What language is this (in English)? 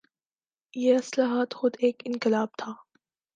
Urdu